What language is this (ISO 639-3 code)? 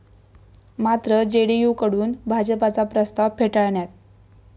mar